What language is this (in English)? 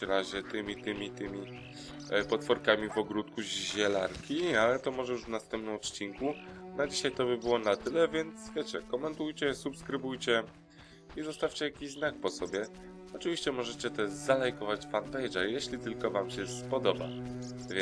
Polish